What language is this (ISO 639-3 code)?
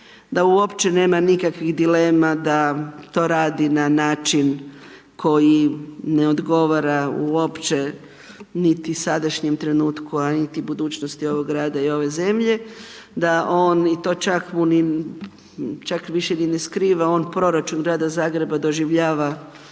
hrv